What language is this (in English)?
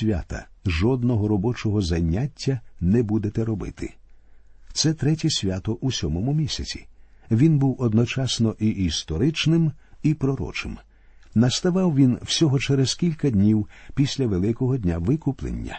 Ukrainian